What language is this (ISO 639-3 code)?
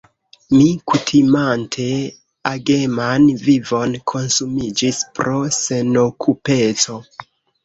epo